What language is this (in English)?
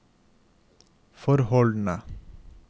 Norwegian